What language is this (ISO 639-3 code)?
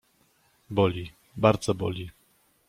pol